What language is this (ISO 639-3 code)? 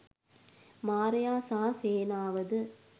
sin